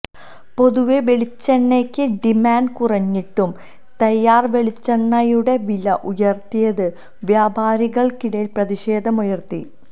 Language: Malayalam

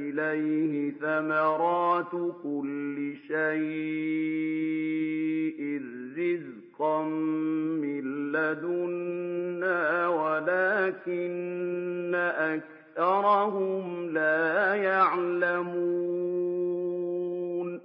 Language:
Arabic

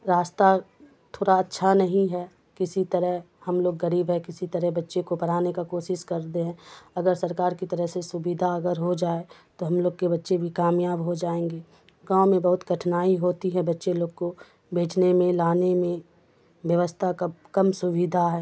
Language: Urdu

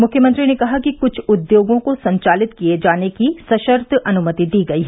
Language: Hindi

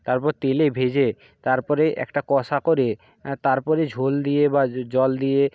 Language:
Bangla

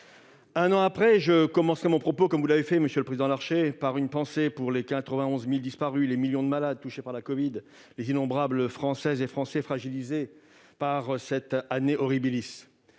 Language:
French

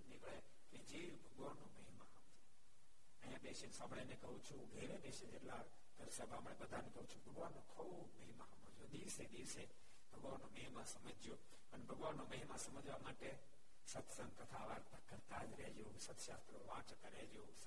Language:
Gujarati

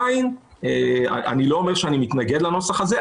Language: Hebrew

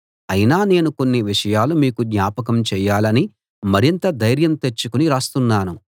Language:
Telugu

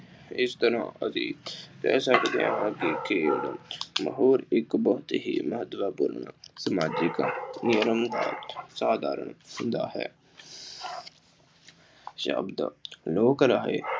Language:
Punjabi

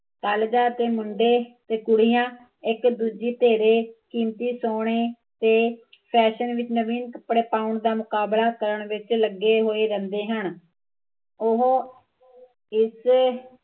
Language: Punjabi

